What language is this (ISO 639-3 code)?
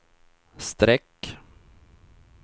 swe